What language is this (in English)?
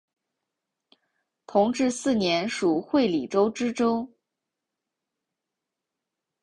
Chinese